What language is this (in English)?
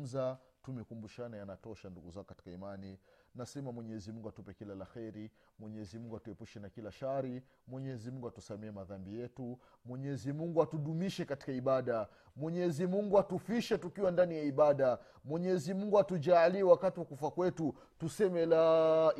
Swahili